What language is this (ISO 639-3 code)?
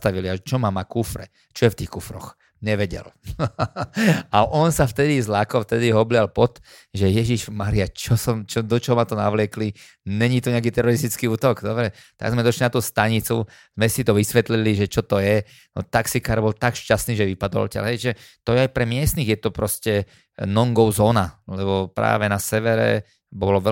slk